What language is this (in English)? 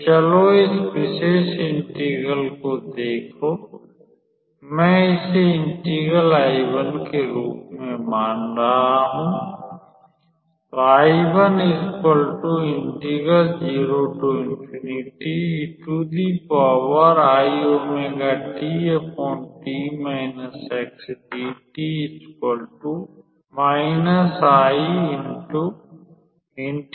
Hindi